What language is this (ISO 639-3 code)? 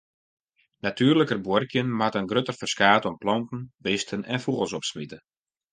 fry